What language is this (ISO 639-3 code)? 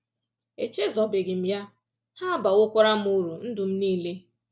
ibo